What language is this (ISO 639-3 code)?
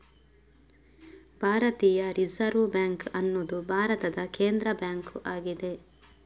kan